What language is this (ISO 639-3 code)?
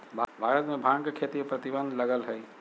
mag